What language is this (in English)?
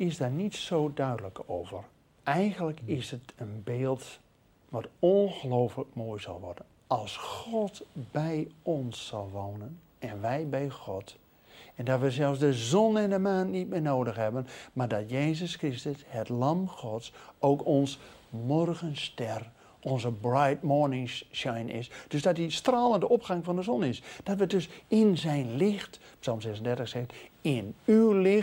Dutch